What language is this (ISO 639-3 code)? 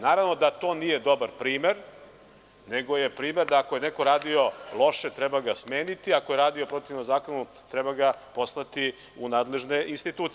srp